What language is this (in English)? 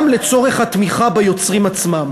Hebrew